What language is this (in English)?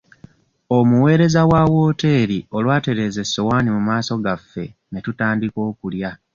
Ganda